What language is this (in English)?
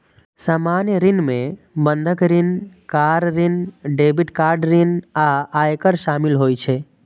Maithili